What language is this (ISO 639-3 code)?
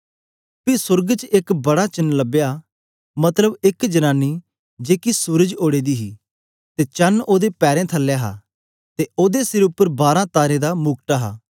doi